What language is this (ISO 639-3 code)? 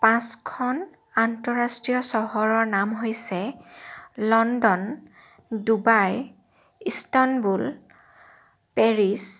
asm